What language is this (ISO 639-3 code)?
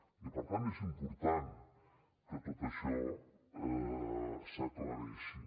cat